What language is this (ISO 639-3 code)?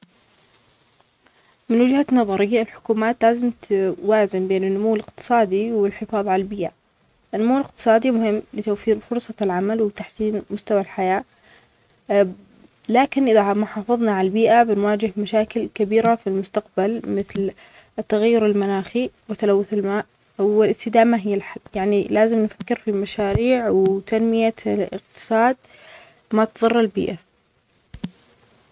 acx